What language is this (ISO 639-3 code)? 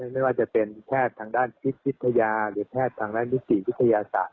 tha